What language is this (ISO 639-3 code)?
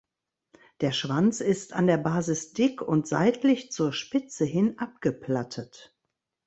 deu